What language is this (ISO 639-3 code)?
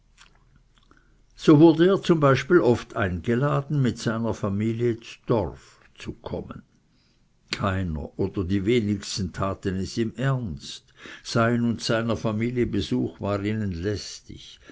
deu